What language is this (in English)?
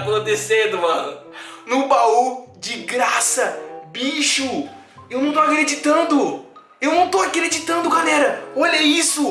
Portuguese